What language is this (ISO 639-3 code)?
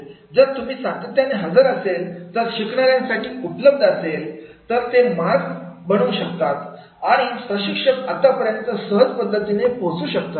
mar